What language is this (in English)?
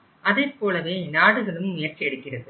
Tamil